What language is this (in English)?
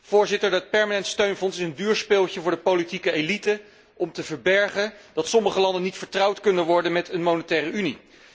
Dutch